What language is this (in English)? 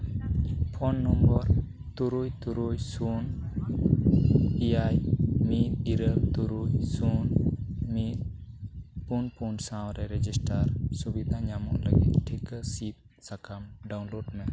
Santali